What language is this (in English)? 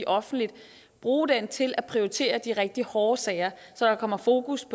Danish